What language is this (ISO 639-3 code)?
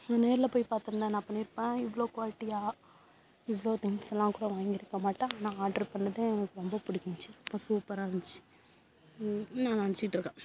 tam